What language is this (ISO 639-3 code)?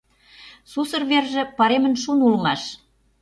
chm